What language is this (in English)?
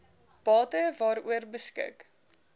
Afrikaans